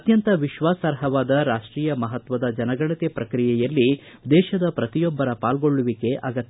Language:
Kannada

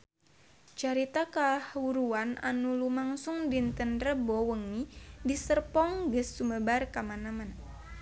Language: Sundanese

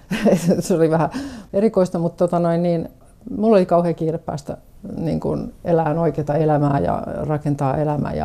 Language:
Finnish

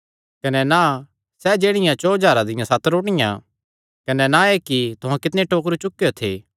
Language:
Kangri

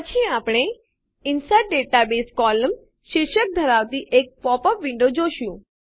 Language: Gujarati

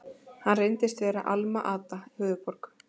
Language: Icelandic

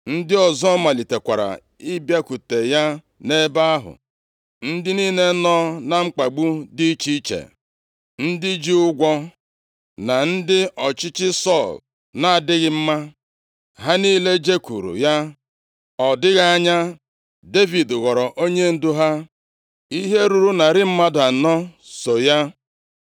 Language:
Igbo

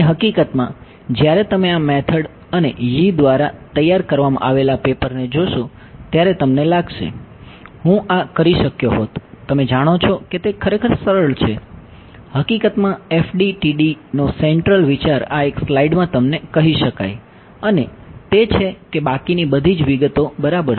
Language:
Gujarati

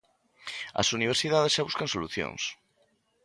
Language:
Galician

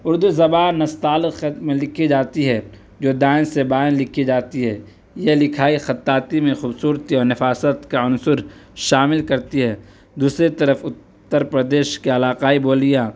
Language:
Urdu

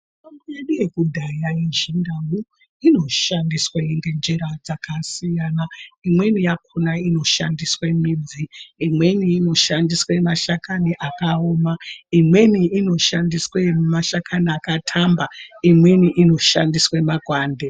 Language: Ndau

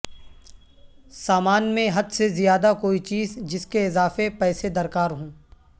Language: Urdu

